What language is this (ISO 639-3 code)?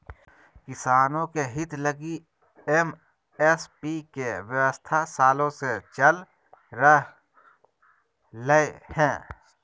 mag